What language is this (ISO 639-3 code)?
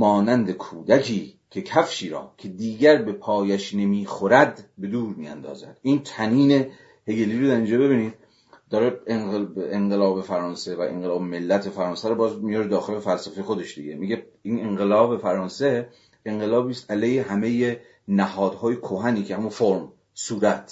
fas